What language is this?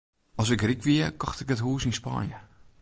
Western Frisian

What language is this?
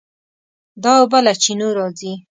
Pashto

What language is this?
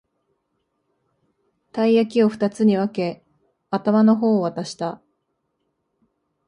Japanese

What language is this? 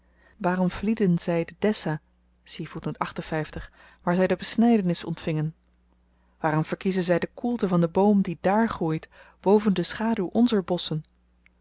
Dutch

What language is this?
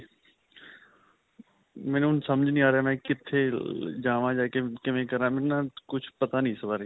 Punjabi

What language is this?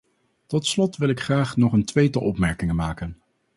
Dutch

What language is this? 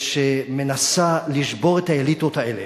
Hebrew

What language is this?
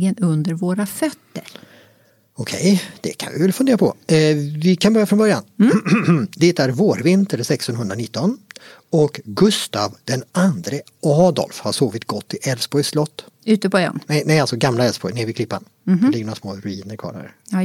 Swedish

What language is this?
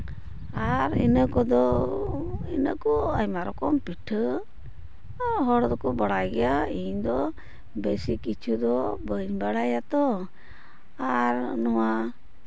Santali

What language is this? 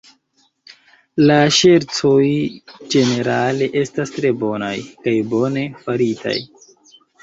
Esperanto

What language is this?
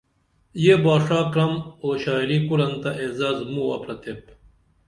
Dameli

